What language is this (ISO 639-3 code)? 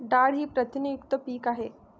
mar